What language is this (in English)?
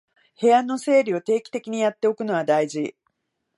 Japanese